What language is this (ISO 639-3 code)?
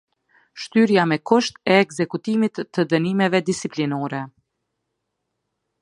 sqi